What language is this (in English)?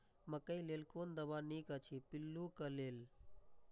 Maithili